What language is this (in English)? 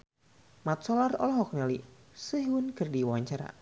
Sundanese